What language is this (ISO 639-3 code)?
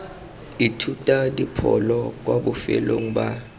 tsn